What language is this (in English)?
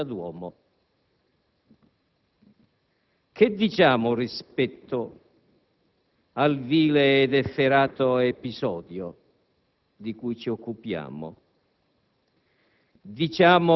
Italian